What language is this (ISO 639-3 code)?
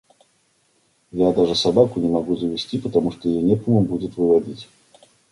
rus